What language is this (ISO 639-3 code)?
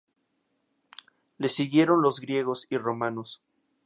spa